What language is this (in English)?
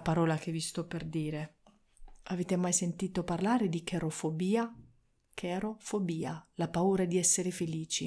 Italian